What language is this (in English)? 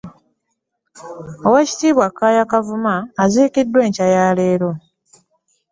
Ganda